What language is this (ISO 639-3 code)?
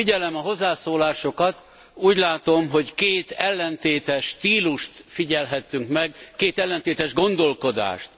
hun